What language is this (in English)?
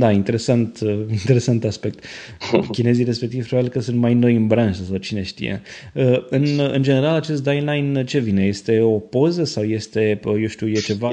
Romanian